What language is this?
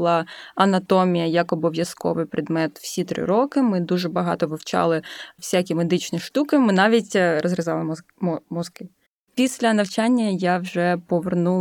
Ukrainian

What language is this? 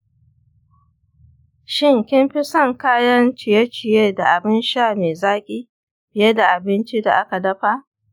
Hausa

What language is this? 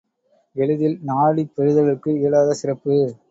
Tamil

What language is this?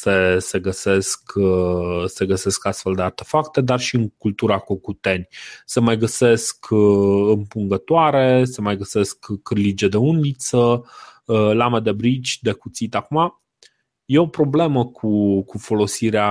Romanian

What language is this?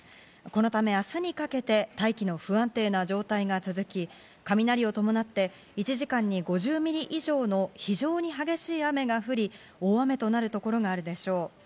Japanese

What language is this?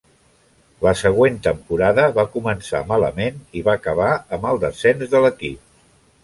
Catalan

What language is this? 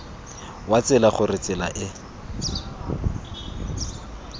Tswana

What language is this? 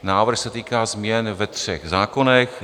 Czech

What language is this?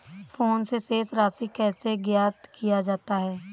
Hindi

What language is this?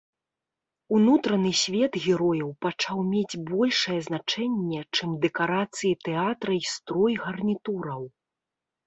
Belarusian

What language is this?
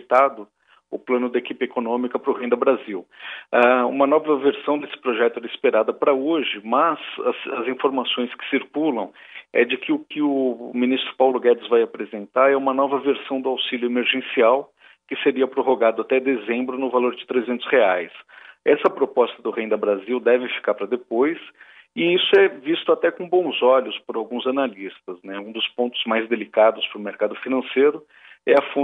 Portuguese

